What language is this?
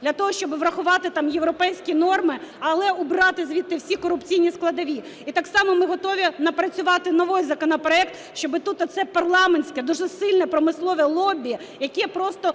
Ukrainian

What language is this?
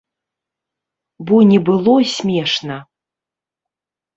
Belarusian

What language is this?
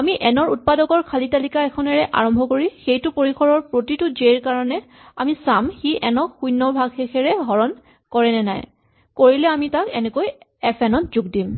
Assamese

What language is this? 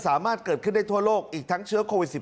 Thai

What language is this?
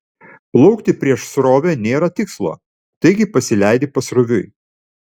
Lithuanian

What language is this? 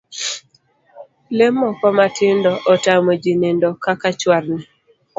Luo (Kenya and Tanzania)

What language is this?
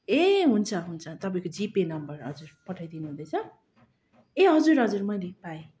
Nepali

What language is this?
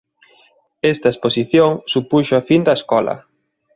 Galician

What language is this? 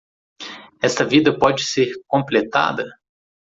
Portuguese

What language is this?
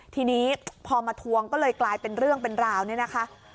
Thai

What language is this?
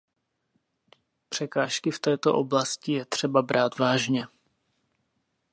Czech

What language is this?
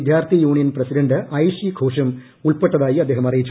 Malayalam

